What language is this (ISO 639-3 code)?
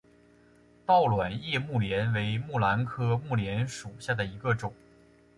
zho